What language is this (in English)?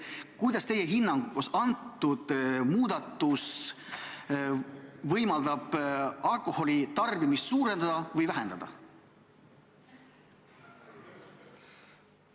Estonian